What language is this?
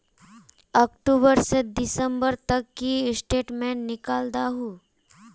Magahi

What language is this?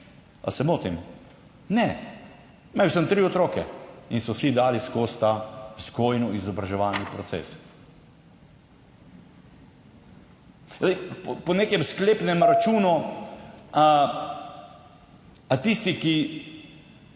Slovenian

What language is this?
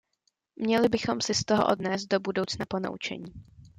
Czech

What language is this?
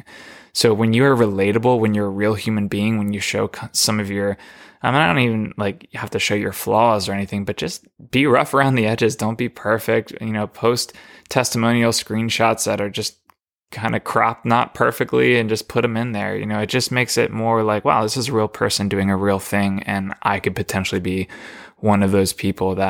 English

